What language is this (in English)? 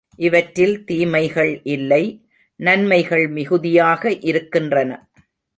Tamil